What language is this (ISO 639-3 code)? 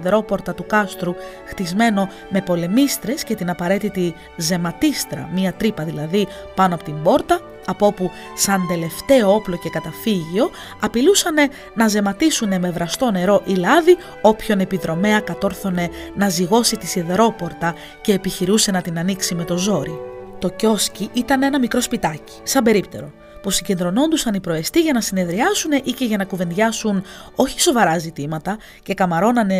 ell